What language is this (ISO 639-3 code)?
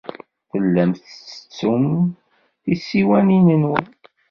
kab